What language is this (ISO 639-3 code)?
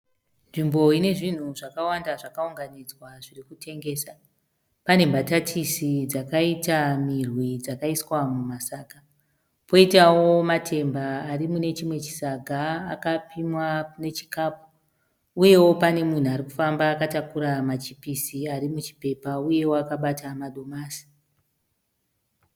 sna